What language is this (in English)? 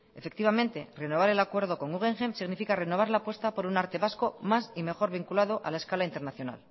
Spanish